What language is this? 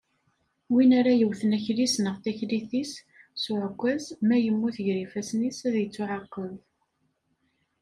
Kabyle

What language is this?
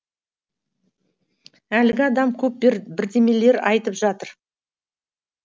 Kazakh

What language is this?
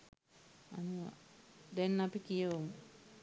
Sinhala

